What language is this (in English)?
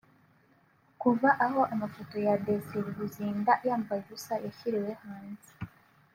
Kinyarwanda